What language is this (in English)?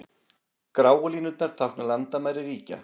Icelandic